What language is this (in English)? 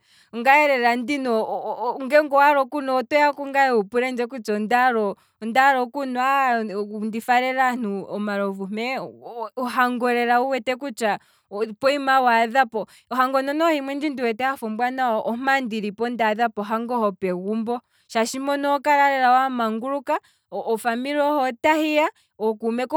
Kwambi